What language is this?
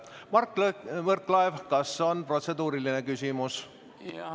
Estonian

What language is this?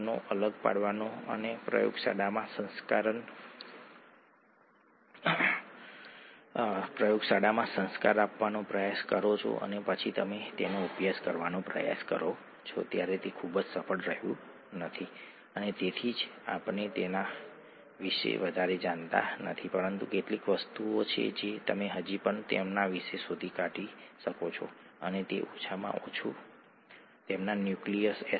Gujarati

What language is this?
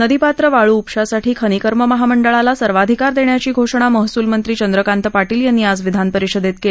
Marathi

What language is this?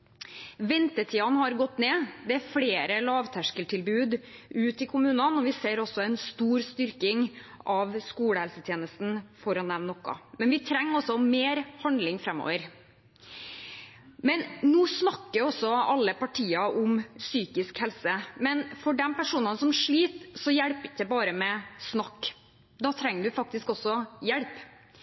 Norwegian Bokmål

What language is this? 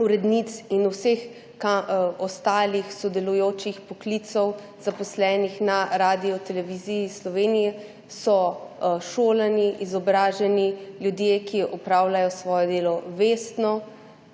Slovenian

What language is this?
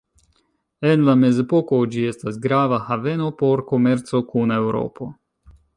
Esperanto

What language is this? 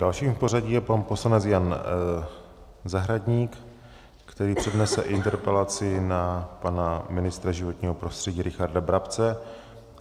Czech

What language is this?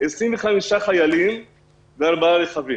Hebrew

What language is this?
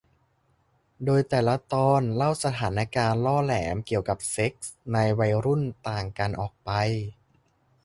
Thai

